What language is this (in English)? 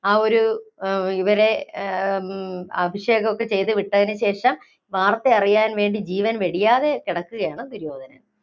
Malayalam